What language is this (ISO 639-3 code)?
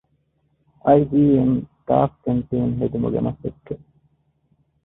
div